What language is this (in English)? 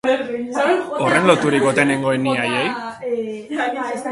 Basque